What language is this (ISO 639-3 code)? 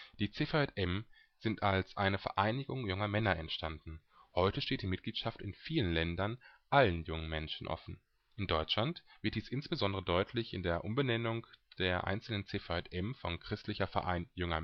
deu